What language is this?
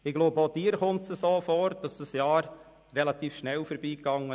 Swiss German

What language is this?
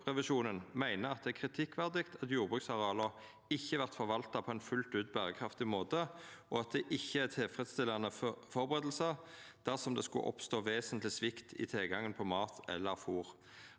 Norwegian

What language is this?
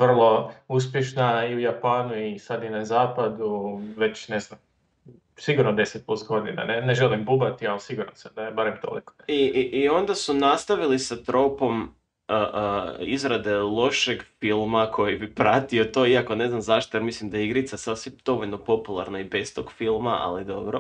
Croatian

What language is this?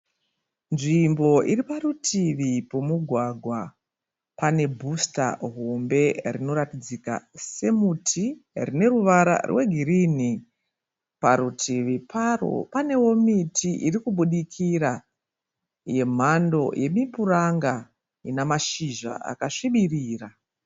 Shona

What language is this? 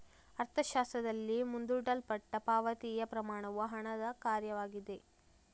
Kannada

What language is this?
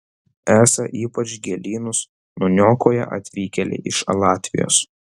Lithuanian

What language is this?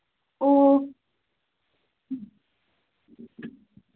Manipuri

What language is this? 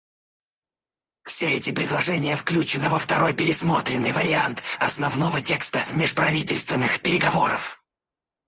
Russian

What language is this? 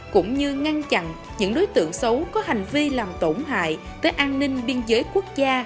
Vietnamese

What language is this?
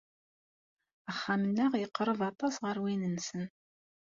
Kabyle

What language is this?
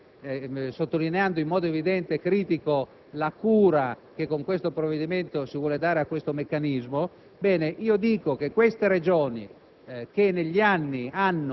Italian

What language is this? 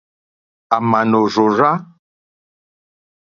Mokpwe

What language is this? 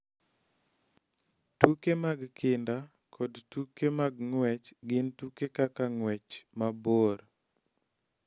Luo (Kenya and Tanzania)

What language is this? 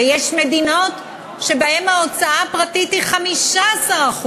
Hebrew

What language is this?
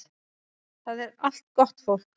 Icelandic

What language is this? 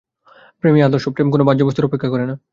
Bangla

